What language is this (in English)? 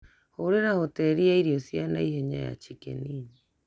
Kikuyu